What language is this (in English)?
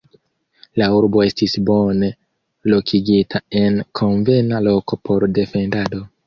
Esperanto